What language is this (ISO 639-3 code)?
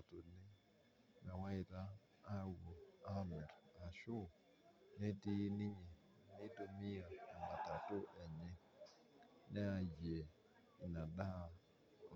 mas